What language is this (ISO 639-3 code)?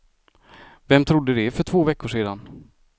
swe